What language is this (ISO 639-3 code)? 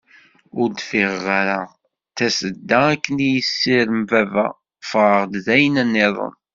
kab